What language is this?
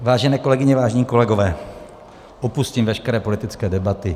Czech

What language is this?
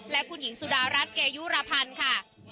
Thai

